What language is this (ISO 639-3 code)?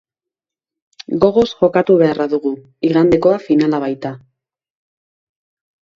eus